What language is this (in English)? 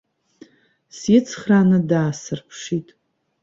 Abkhazian